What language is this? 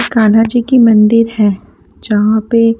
Hindi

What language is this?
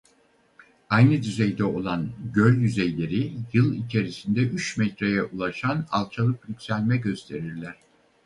Turkish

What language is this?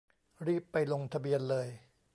Thai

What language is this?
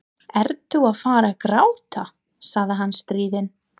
Icelandic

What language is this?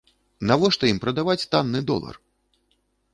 Belarusian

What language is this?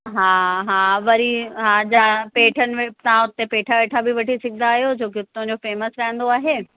Sindhi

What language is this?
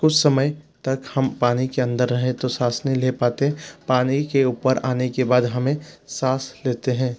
Hindi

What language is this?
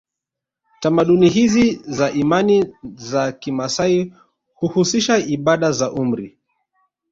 Swahili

